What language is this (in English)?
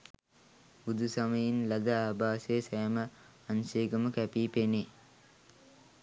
Sinhala